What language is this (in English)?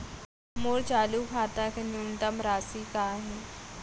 Chhattisgarhi